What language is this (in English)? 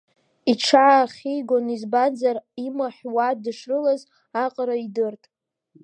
Abkhazian